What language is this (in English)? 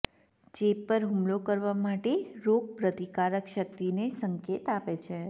Gujarati